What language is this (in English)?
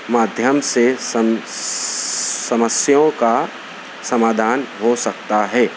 Urdu